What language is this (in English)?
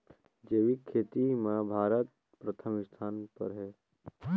Chhattisgarhi